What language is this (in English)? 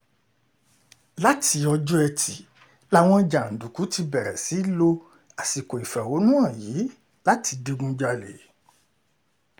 Yoruba